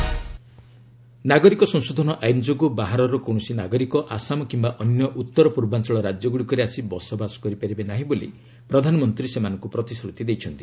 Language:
Odia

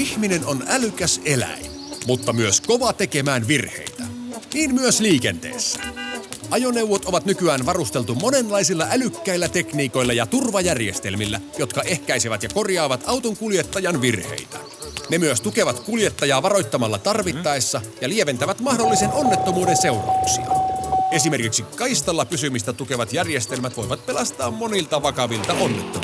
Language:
Finnish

